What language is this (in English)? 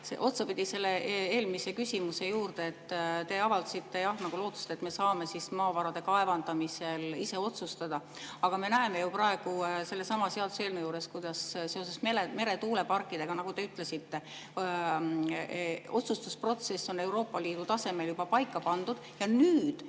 Estonian